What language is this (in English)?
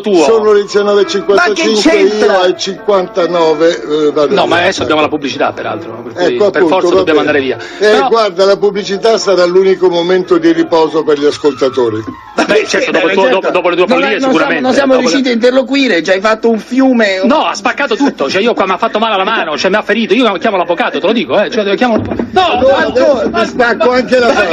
Italian